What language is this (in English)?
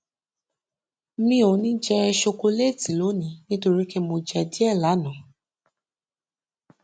Yoruba